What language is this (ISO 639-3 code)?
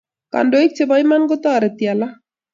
kln